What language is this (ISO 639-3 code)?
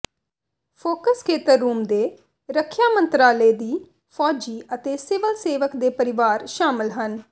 pan